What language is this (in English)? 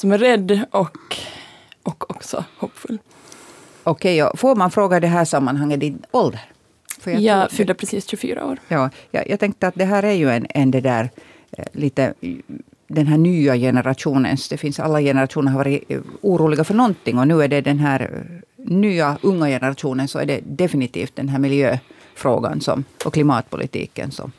Swedish